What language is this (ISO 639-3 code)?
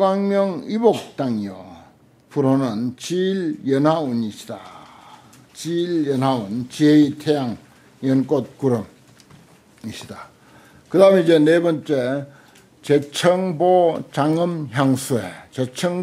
kor